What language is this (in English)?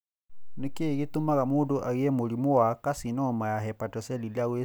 Kikuyu